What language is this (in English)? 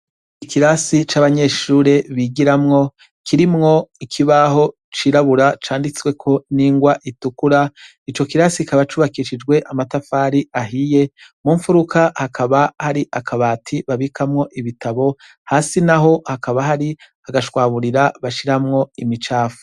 Rundi